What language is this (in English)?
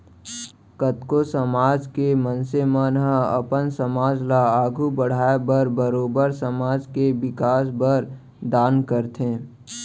Chhattisgarhi